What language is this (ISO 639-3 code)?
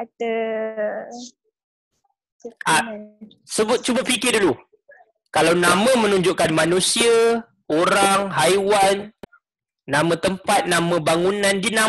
msa